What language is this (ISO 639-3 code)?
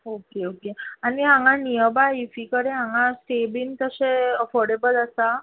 kok